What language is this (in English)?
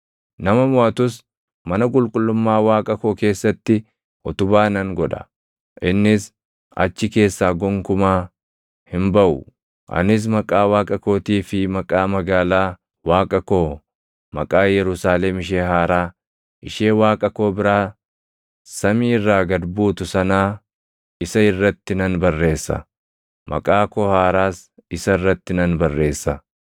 Oromo